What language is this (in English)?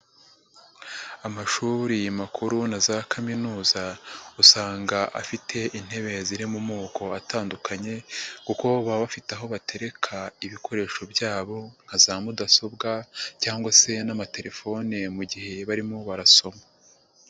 Kinyarwanda